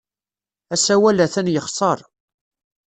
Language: Kabyle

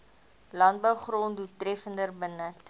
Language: Afrikaans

